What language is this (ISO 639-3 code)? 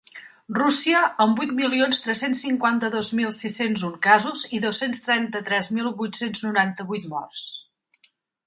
cat